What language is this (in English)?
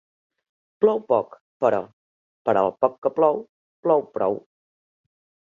Catalan